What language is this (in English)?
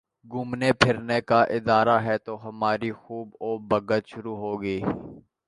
Urdu